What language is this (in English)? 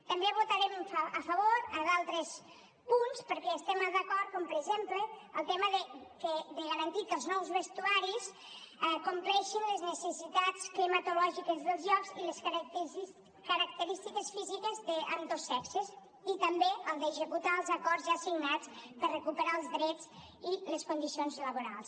Catalan